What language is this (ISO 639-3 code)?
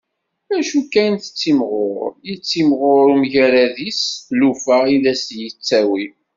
kab